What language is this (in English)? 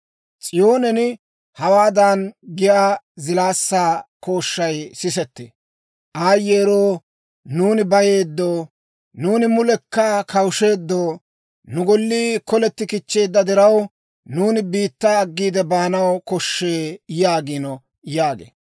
Dawro